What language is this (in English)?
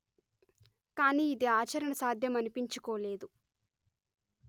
Telugu